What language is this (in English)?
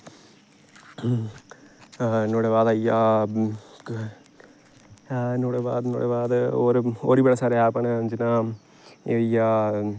Dogri